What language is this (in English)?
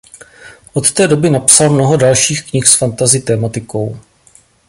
Czech